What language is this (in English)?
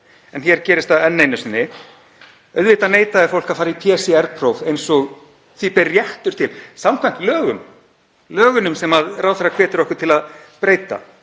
Icelandic